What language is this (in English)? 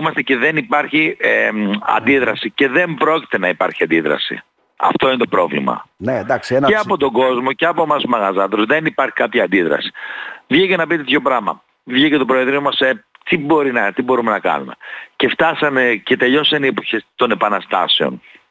Greek